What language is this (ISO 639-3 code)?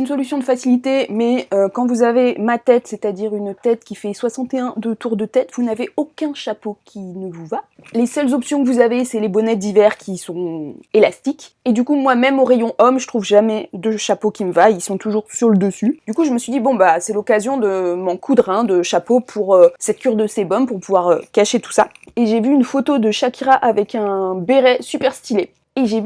fra